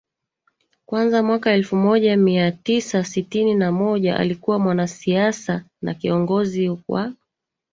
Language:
Swahili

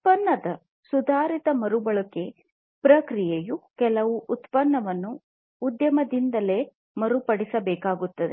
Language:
Kannada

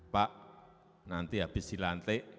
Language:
Indonesian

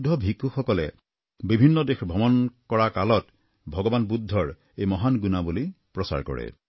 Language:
Assamese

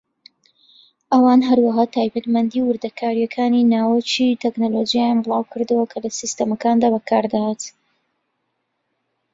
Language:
Central Kurdish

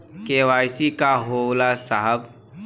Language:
Bhojpuri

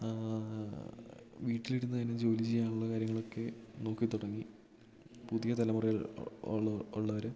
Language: Malayalam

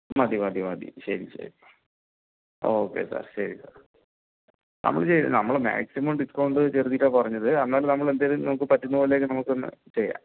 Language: Malayalam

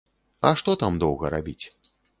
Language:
Belarusian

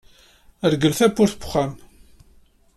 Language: Kabyle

